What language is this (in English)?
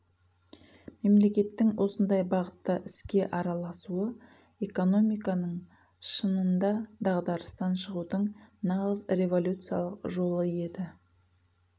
Kazakh